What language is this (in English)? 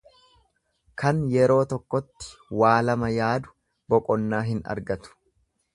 Oromo